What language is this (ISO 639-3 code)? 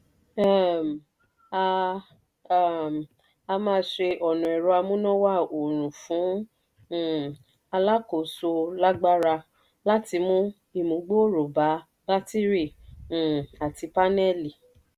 yor